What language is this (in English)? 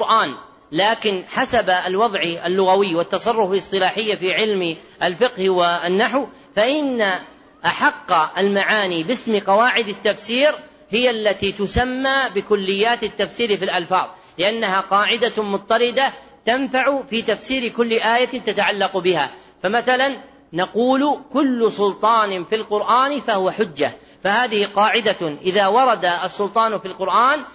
Arabic